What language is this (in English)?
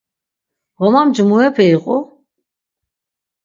Laz